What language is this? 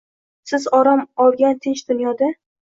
Uzbek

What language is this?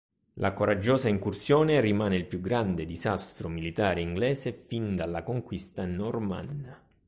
Italian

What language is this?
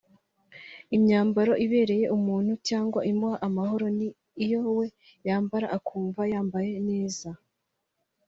Kinyarwanda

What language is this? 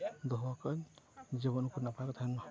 Santali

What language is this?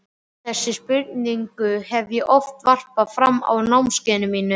Icelandic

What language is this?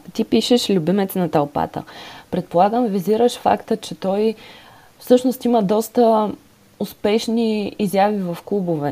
Bulgarian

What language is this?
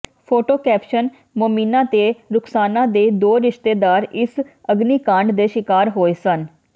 Punjabi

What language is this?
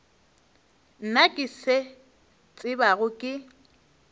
Northern Sotho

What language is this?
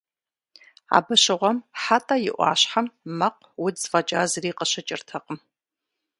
Kabardian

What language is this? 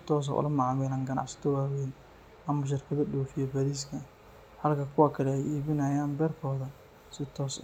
Somali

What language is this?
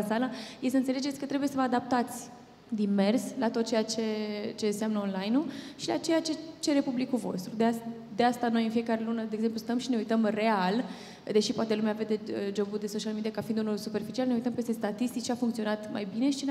Romanian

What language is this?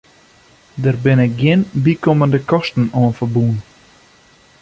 Western Frisian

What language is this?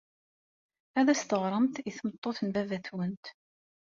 Kabyle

